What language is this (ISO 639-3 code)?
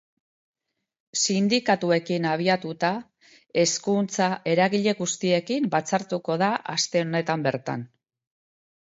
eus